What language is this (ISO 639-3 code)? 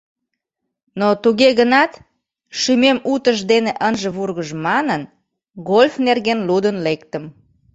chm